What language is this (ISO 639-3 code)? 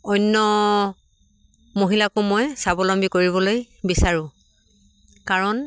asm